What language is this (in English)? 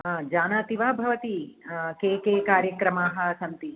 Sanskrit